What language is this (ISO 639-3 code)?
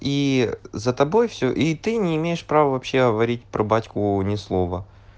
rus